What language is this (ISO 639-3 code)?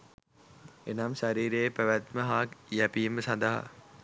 sin